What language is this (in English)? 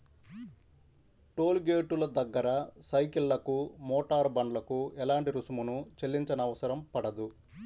Telugu